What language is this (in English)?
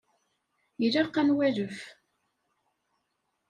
Kabyle